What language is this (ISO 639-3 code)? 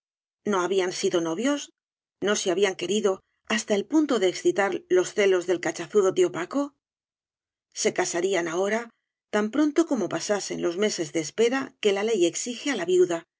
spa